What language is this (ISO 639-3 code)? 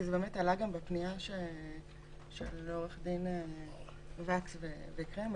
heb